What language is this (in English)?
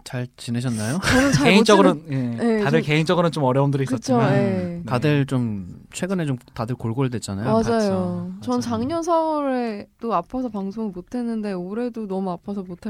Korean